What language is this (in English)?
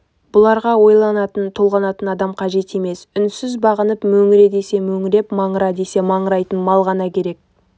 Kazakh